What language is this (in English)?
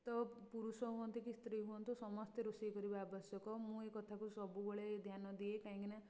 Odia